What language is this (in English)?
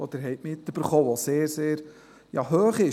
Swiss German